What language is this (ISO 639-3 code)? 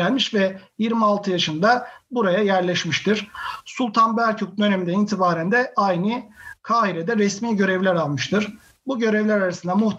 tur